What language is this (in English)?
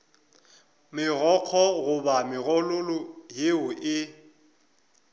Northern Sotho